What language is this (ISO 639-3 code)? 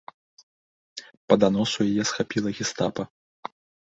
bel